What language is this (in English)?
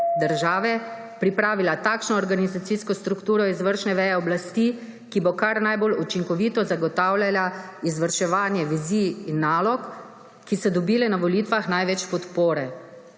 Slovenian